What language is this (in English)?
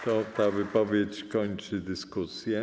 Polish